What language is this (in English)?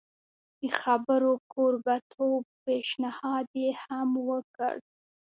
Pashto